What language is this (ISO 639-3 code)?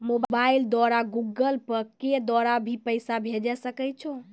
mai